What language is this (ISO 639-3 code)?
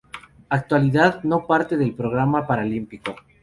spa